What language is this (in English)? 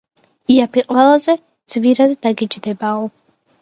Georgian